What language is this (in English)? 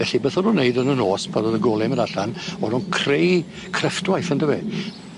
Welsh